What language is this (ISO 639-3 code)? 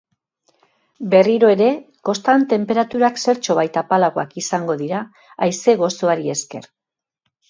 eus